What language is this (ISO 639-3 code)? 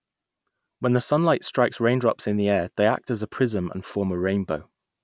eng